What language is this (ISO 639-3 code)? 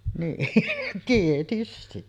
fin